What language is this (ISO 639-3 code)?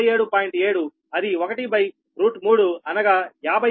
tel